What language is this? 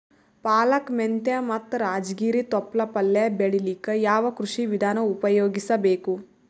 Kannada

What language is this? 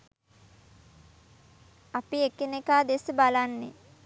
Sinhala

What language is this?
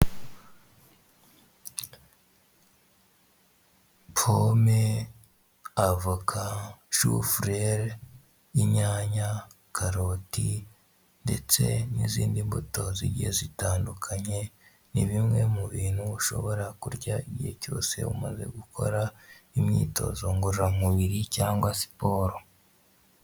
Kinyarwanda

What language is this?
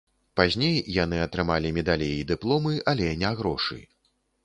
Belarusian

